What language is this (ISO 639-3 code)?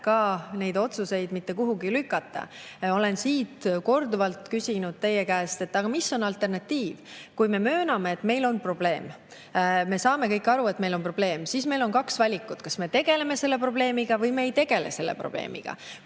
est